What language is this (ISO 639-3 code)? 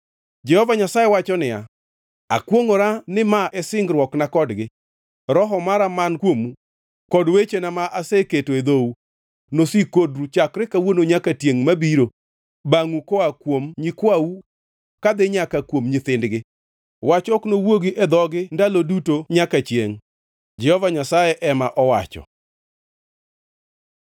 luo